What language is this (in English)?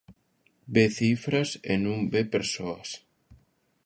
Galician